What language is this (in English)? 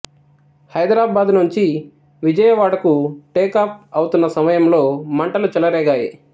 Telugu